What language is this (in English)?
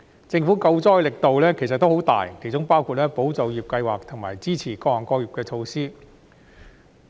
Cantonese